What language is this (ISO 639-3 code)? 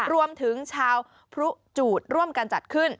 tha